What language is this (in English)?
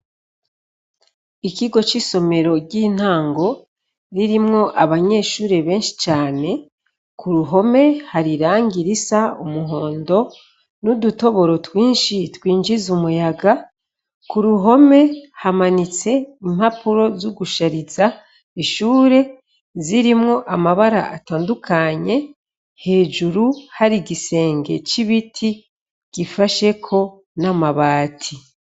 Rundi